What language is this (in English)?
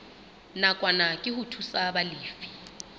Southern Sotho